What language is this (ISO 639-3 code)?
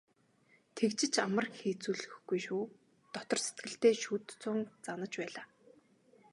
mon